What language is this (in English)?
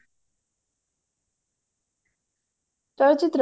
Odia